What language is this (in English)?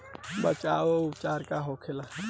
Bhojpuri